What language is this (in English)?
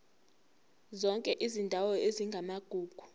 Zulu